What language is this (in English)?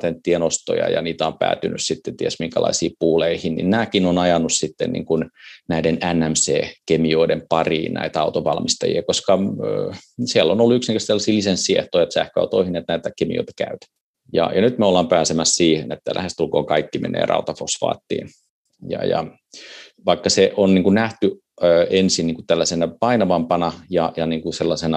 Finnish